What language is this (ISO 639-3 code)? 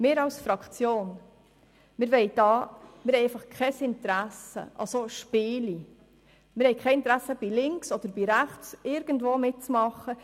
gsw